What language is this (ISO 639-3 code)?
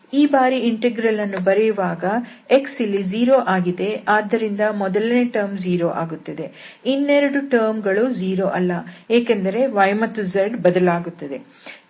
kan